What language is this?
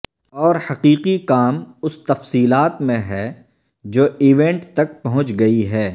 Urdu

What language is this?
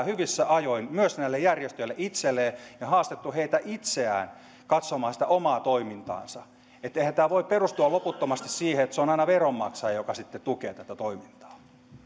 Finnish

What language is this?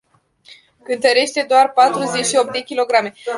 Romanian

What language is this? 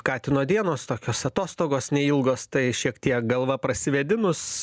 Lithuanian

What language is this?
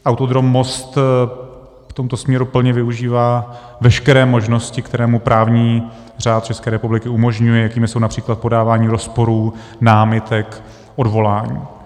Czech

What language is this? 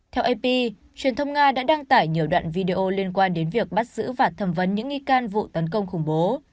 Vietnamese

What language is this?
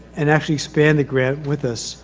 English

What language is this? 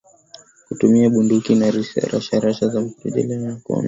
Swahili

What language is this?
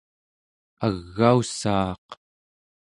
Central Yupik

